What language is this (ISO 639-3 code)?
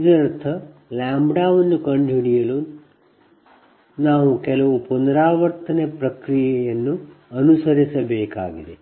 kan